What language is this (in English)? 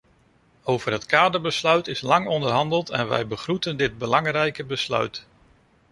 Dutch